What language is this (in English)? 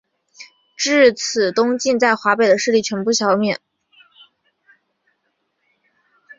Chinese